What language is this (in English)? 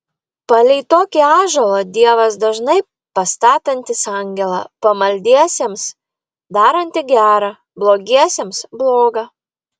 Lithuanian